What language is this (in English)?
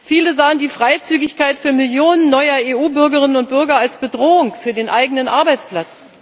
German